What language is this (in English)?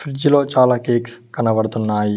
Telugu